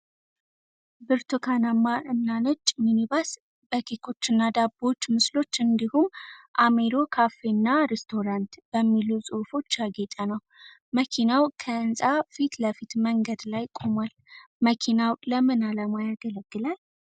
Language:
Amharic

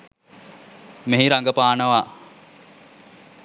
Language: Sinhala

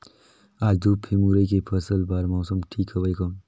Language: Chhattisgarhi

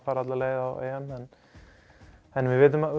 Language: Icelandic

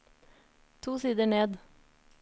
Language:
Norwegian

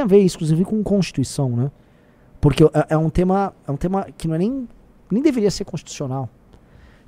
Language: Portuguese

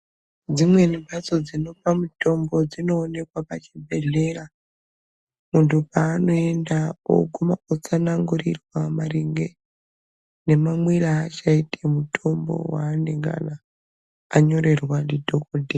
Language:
Ndau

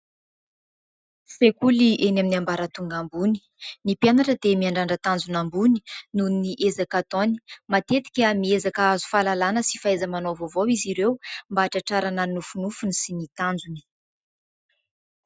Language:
Malagasy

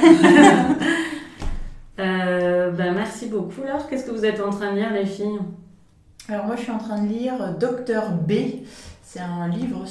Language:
French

